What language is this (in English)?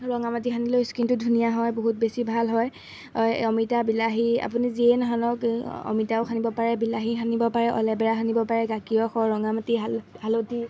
Assamese